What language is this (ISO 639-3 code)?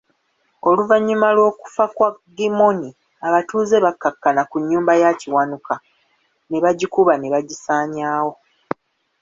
lug